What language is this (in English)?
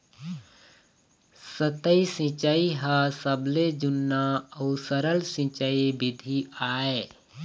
Chhattisgarhi